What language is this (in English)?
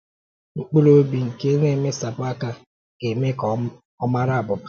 Igbo